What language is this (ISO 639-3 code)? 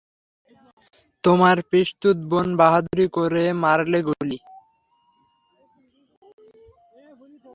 ben